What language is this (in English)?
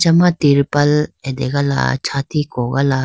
Idu-Mishmi